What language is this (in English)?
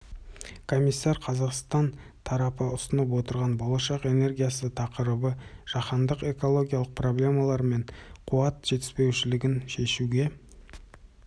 Kazakh